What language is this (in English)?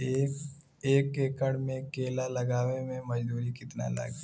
Bhojpuri